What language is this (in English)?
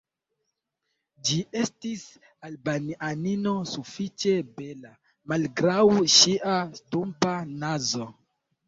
Esperanto